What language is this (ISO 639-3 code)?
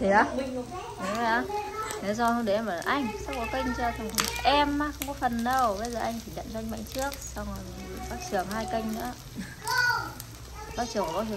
vie